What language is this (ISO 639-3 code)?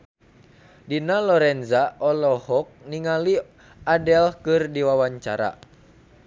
sun